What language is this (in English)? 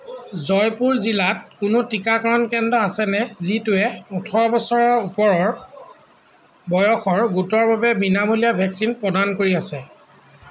Assamese